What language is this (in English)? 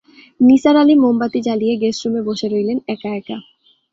Bangla